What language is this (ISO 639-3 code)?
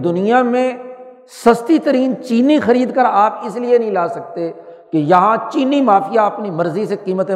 urd